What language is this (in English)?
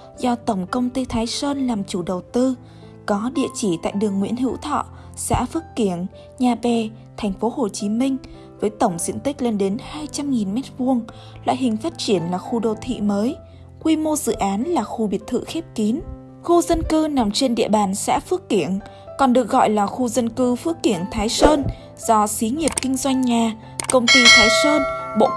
Vietnamese